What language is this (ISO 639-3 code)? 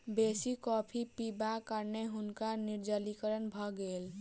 mai